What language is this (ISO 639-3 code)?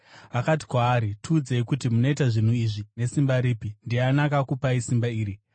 sna